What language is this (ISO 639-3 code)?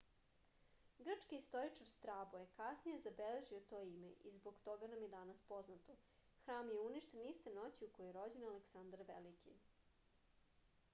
srp